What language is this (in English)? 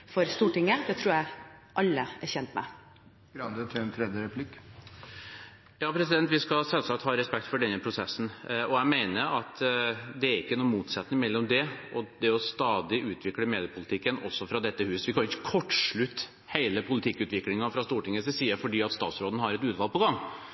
Norwegian Bokmål